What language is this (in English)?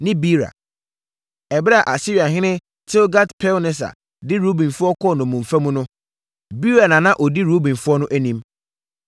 Akan